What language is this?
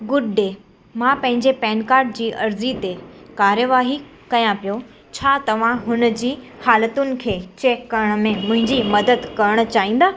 Sindhi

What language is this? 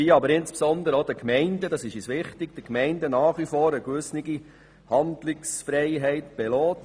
Swiss German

